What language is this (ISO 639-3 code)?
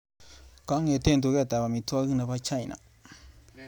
kln